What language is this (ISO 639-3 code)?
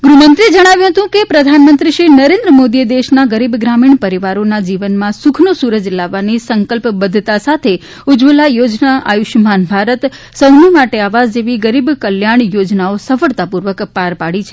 guj